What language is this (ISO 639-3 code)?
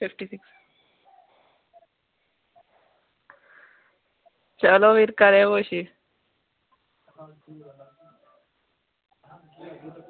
doi